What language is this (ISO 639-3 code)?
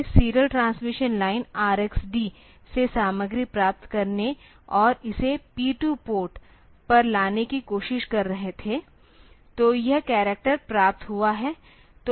hin